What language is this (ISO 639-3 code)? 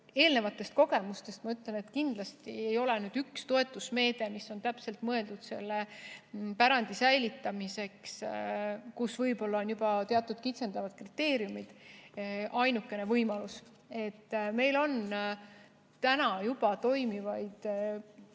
est